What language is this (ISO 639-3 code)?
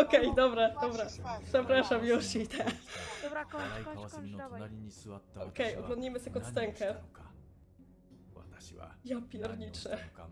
pol